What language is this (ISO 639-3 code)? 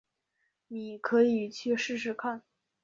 zho